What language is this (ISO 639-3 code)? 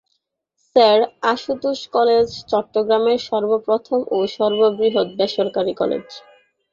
ben